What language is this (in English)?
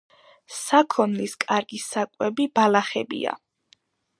Georgian